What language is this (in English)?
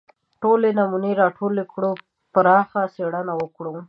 Pashto